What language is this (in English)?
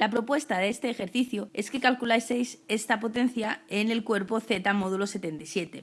Spanish